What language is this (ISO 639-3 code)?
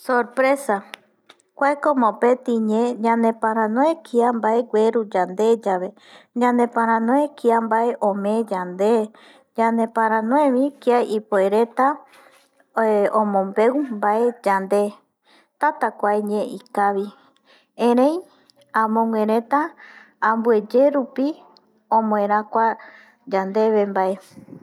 gui